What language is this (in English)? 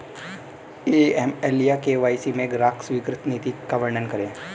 Hindi